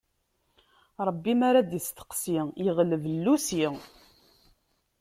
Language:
Kabyle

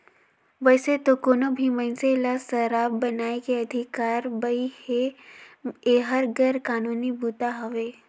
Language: Chhattisgarhi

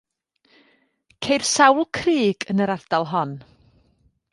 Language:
Welsh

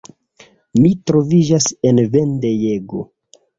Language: Esperanto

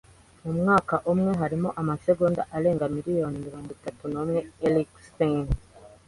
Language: Kinyarwanda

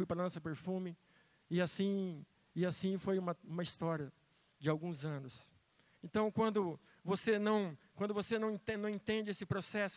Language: Portuguese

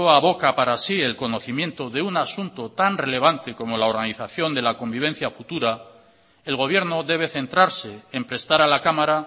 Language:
Spanish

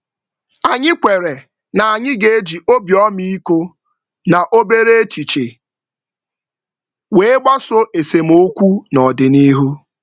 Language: Igbo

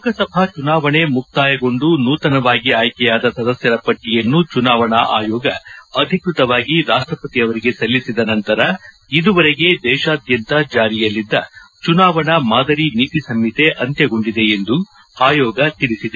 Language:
Kannada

